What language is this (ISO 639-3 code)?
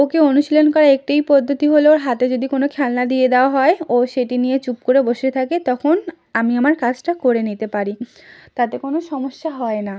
ben